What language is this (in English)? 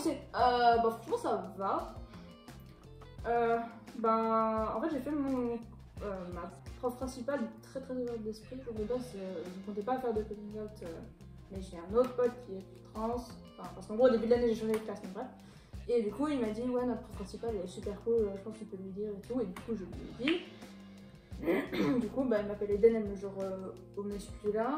French